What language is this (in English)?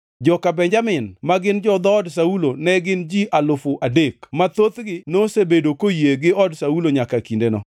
Luo (Kenya and Tanzania)